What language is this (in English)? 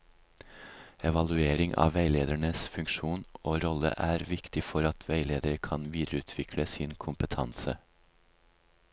Norwegian